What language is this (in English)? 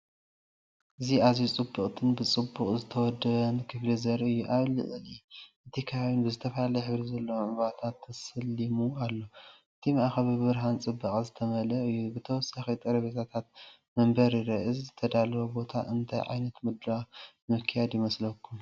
Tigrinya